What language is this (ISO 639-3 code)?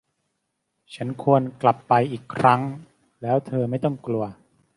tha